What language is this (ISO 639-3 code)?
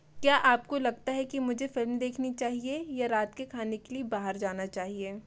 hin